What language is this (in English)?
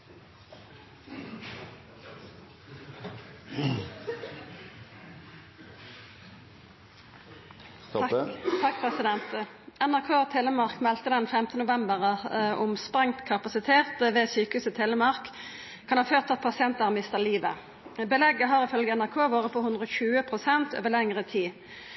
Norwegian Nynorsk